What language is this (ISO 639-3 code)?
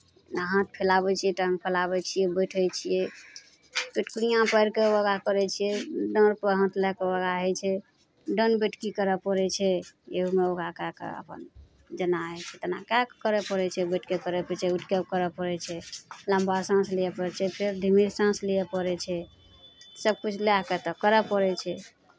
mai